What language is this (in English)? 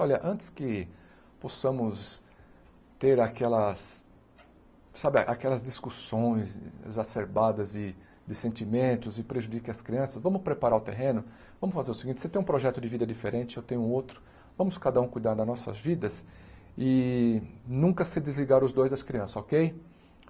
Portuguese